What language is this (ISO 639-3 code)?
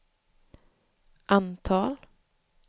swe